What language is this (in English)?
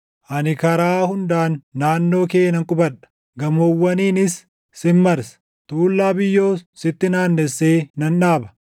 Oromo